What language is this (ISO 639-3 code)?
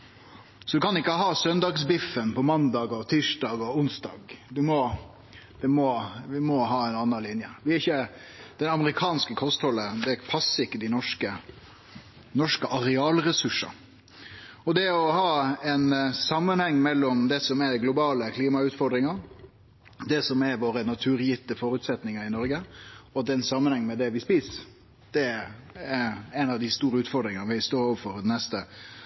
nno